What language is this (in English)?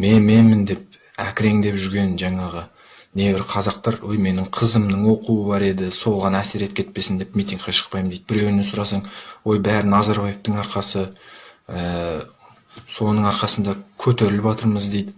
Kazakh